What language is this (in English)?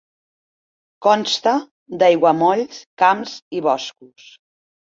Catalan